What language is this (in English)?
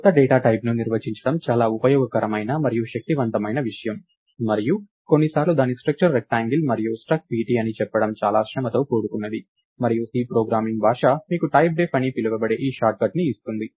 Telugu